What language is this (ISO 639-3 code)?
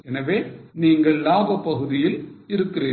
tam